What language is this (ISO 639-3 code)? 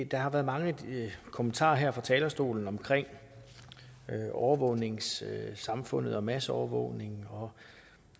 dan